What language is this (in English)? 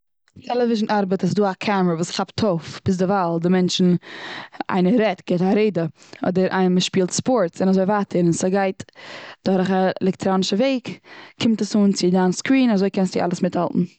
Yiddish